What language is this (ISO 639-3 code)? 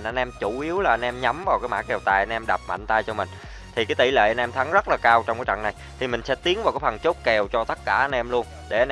vie